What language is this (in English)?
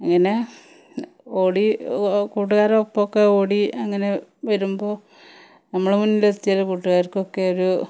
Malayalam